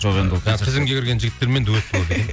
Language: Kazakh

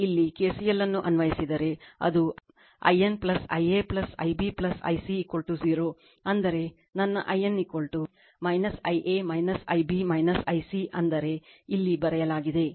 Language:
Kannada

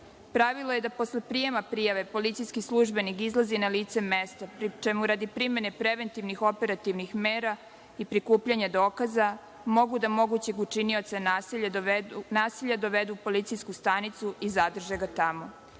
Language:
Serbian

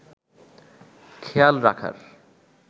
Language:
Bangla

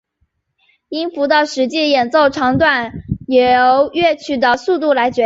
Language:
Chinese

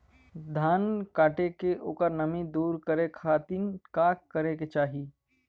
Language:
Bhojpuri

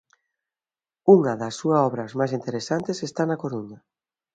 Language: Galician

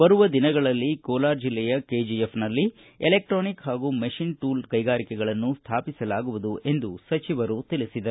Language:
Kannada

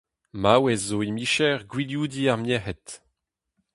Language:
Breton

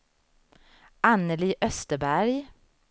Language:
Swedish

